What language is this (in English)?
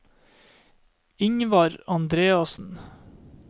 Norwegian